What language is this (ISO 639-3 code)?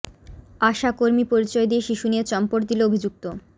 ben